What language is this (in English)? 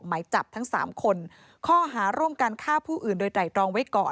Thai